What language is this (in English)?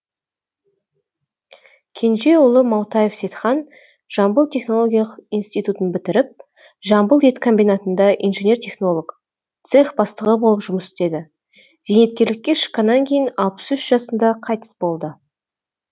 Kazakh